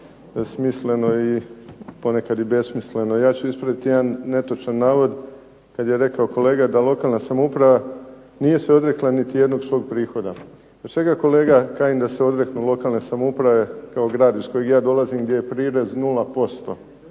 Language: Croatian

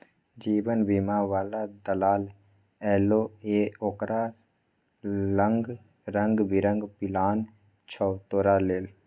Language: Maithili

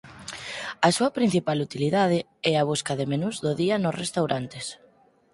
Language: Galician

